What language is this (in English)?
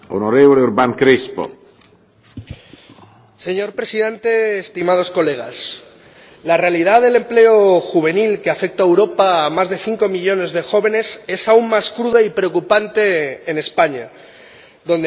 Spanish